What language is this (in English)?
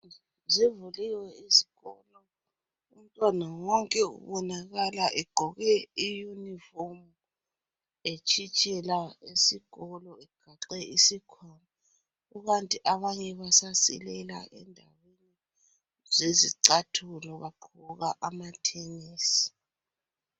North Ndebele